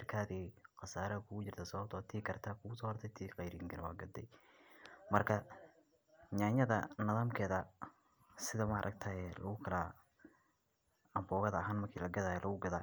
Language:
Somali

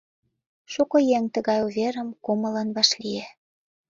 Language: Mari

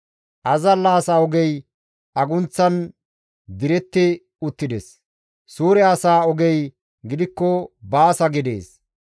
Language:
Gamo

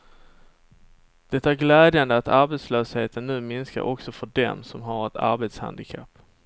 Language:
Swedish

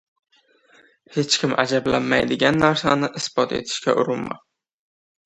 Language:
Uzbek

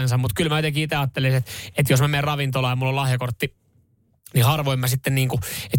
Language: Finnish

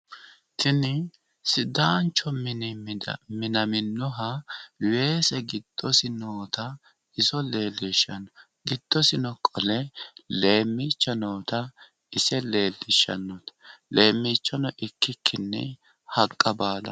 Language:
Sidamo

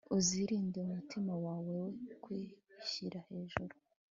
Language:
Kinyarwanda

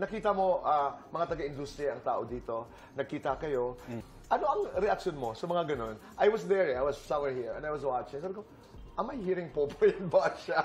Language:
Filipino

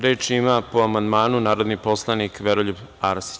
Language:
Serbian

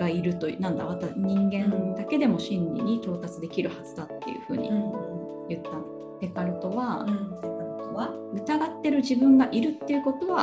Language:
Japanese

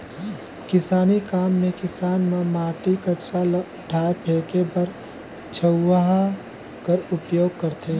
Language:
Chhattisgarhi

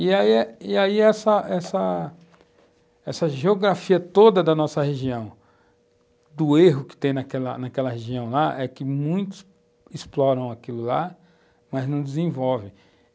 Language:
Portuguese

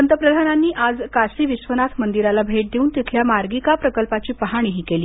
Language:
Marathi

